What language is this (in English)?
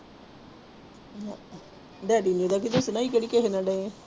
Punjabi